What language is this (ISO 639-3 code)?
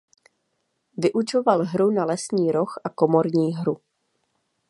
ces